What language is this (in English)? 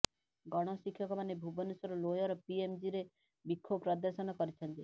Odia